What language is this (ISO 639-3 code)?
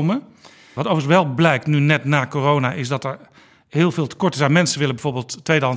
nld